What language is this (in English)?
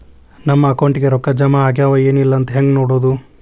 Kannada